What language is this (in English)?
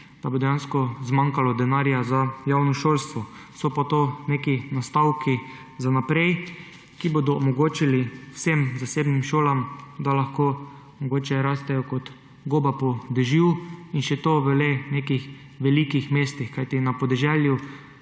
Slovenian